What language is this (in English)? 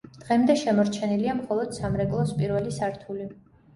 Georgian